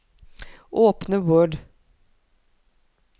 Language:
Norwegian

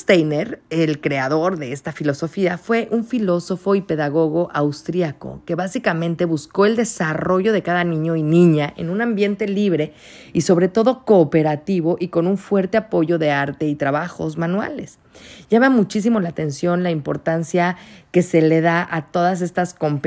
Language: Spanish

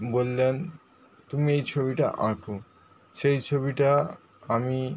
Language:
Bangla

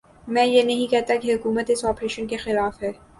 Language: Urdu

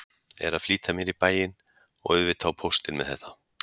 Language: Icelandic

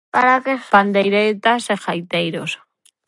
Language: Galician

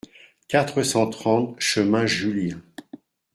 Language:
French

